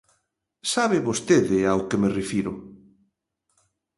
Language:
Galician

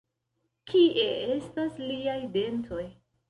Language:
Esperanto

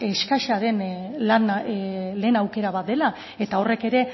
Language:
Basque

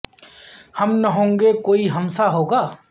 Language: Urdu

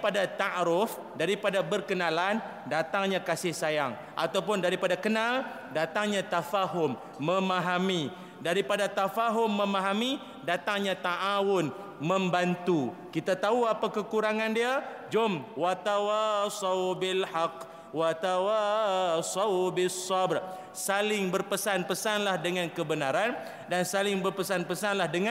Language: Malay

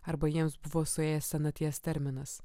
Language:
Lithuanian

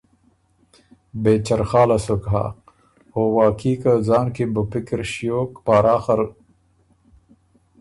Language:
Ormuri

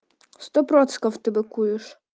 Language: Russian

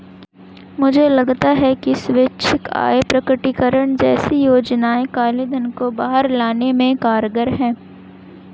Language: Hindi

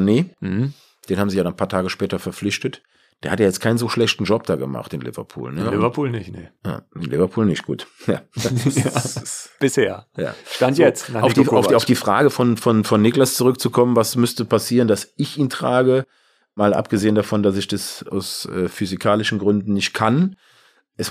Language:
German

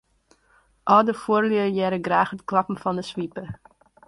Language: Western Frisian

